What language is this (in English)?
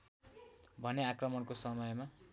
Nepali